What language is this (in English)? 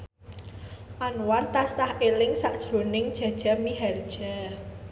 Javanese